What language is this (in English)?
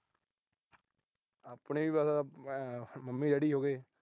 Punjabi